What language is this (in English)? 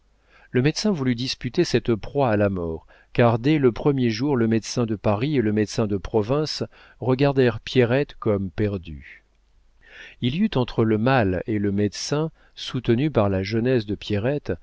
French